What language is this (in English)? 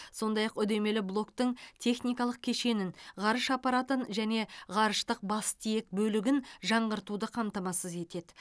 Kazakh